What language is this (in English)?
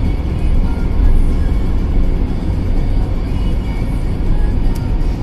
Japanese